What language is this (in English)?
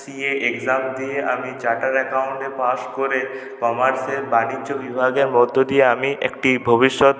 Bangla